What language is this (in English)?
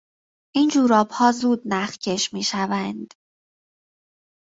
Persian